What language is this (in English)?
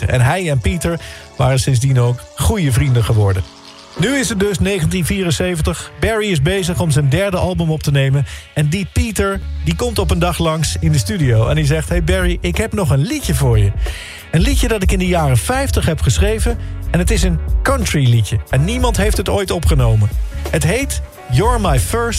Dutch